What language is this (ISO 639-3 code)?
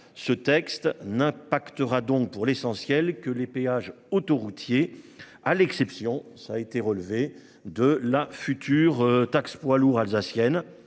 fra